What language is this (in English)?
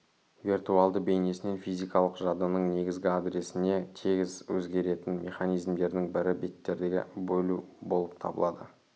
Kazakh